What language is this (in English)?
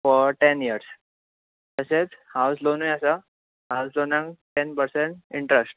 Konkani